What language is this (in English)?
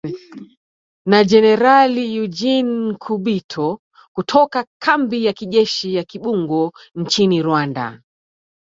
Swahili